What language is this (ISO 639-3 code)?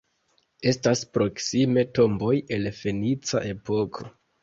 epo